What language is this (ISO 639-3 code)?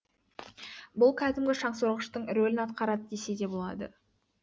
kaz